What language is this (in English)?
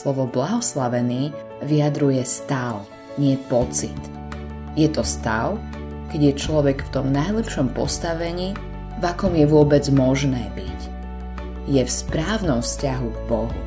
Slovak